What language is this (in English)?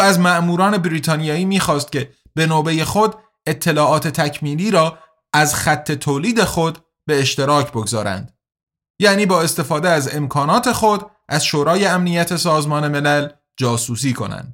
Persian